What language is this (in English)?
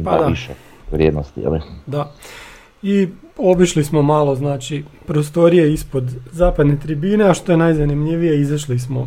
Croatian